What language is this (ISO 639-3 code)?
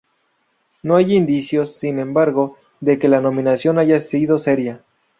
spa